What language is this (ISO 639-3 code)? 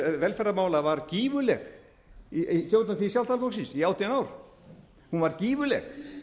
isl